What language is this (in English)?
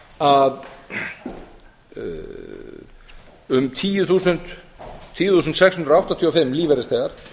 Icelandic